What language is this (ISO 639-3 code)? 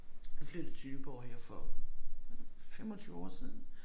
dan